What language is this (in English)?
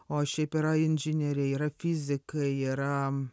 Lithuanian